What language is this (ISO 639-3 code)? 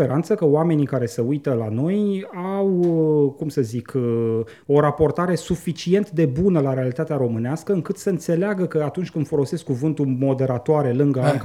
ron